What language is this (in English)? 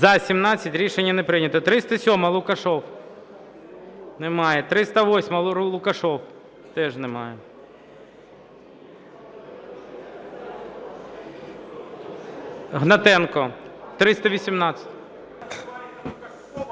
Ukrainian